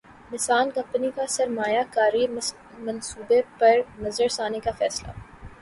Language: Urdu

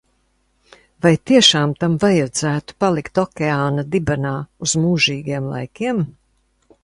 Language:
Latvian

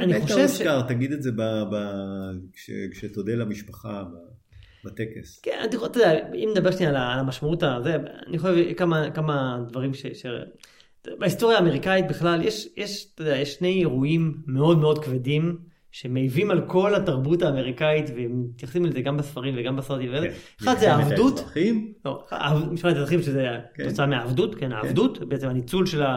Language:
Hebrew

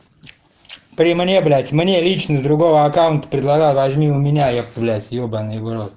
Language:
Russian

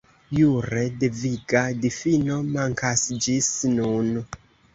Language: Esperanto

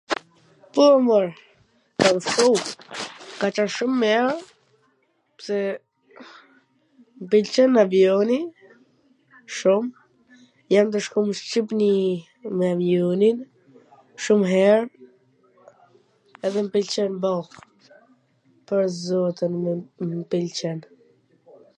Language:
Gheg Albanian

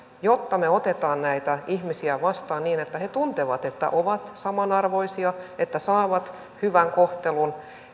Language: Finnish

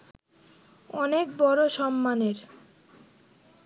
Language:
Bangla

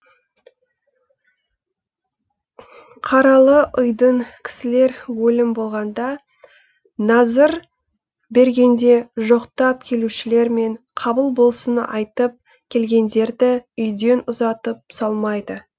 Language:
Kazakh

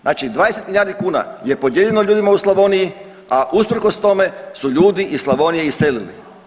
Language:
Croatian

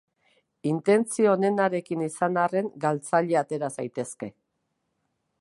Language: Basque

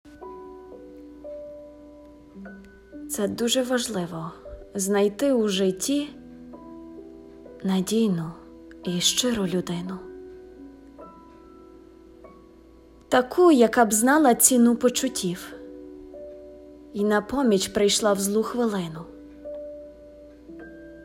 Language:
Ukrainian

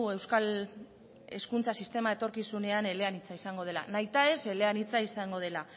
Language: Basque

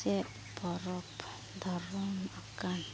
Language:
Santali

